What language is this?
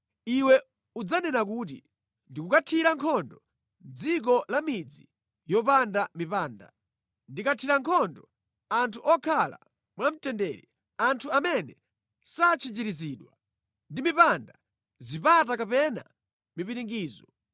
Nyanja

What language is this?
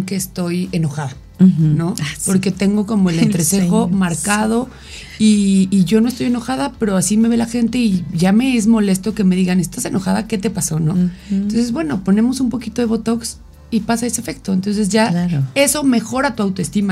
Spanish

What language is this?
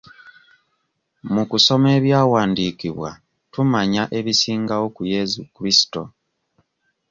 Ganda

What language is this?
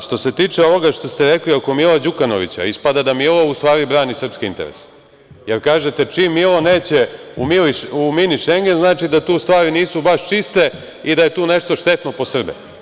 Serbian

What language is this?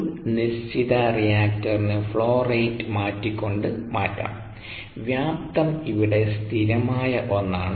Malayalam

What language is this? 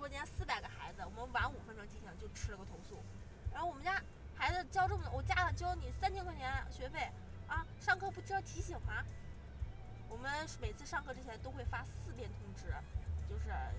Chinese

